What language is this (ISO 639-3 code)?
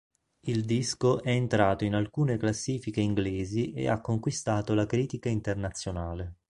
ita